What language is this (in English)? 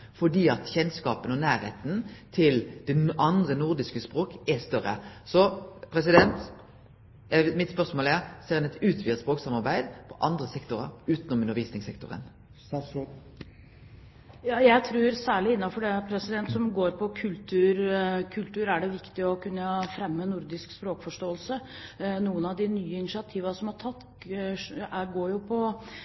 Norwegian